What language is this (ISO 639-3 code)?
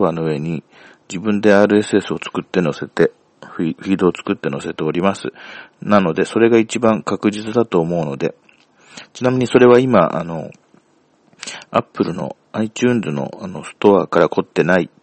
jpn